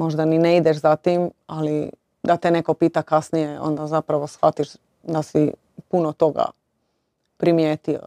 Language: Croatian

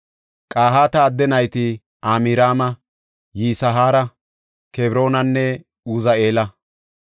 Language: Gofa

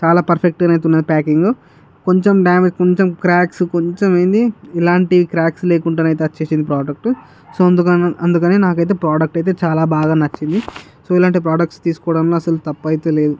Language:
Telugu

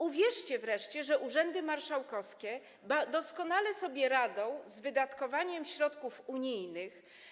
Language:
Polish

